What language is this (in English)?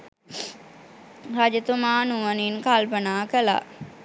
Sinhala